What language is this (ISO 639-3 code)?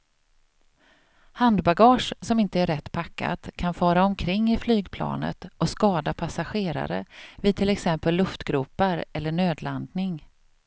swe